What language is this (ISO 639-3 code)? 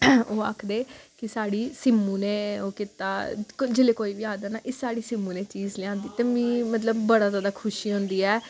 doi